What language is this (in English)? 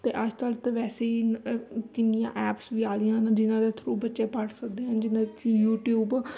Punjabi